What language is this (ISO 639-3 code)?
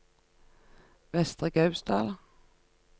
nor